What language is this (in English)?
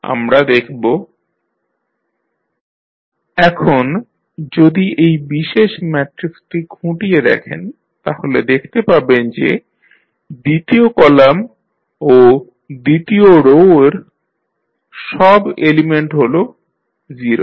Bangla